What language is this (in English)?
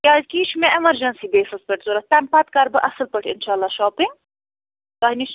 Kashmiri